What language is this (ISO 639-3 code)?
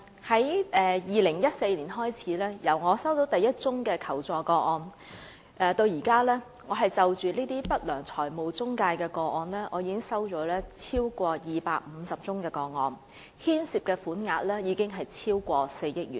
yue